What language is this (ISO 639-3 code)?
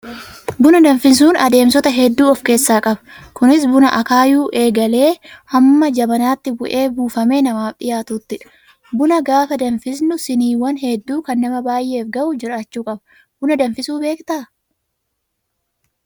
orm